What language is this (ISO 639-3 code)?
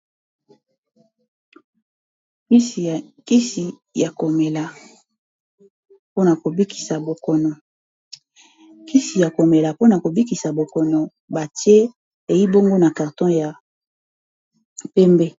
lin